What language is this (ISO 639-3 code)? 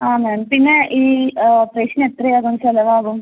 mal